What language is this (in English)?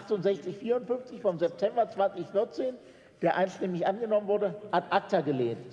German